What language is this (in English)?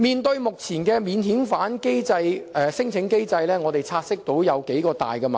Cantonese